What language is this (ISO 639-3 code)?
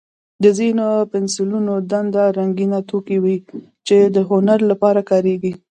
pus